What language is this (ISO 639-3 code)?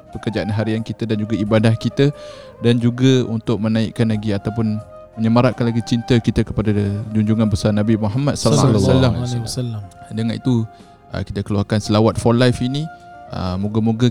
msa